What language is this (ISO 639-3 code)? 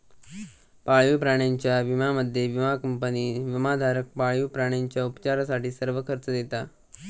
mar